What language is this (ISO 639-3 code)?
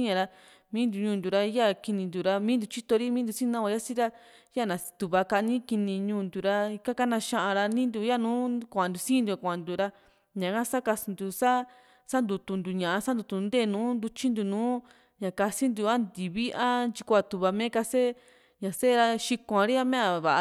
vmc